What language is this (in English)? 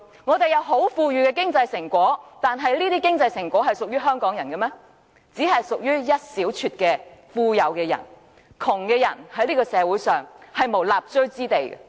Cantonese